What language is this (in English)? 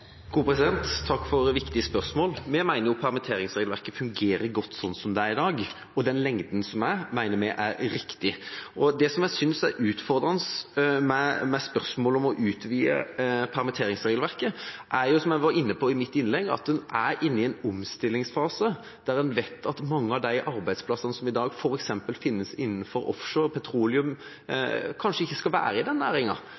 Norwegian Bokmål